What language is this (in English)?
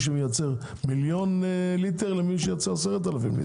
Hebrew